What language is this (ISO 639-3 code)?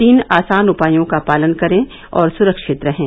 hin